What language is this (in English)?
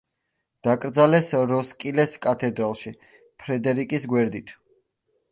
Georgian